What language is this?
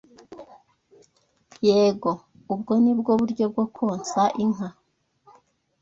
Kinyarwanda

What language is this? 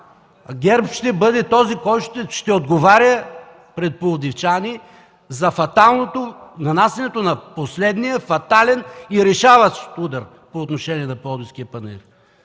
Bulgarian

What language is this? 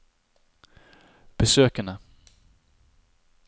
Norwegian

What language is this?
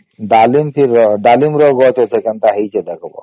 Odia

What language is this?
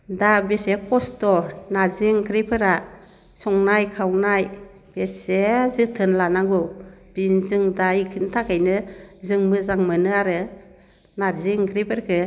Bodo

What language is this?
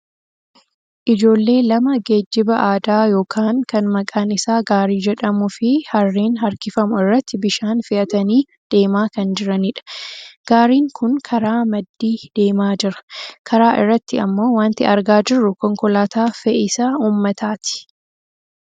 Oromo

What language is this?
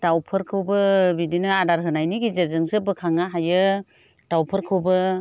Bodo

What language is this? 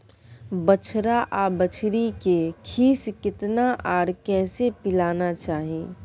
Maithili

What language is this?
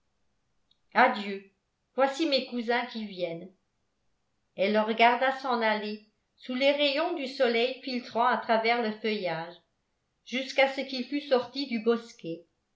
French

